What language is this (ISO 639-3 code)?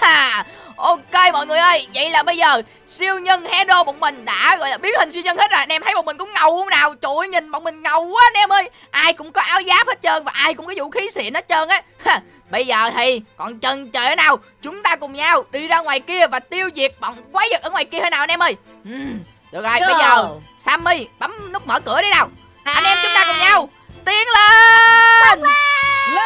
vie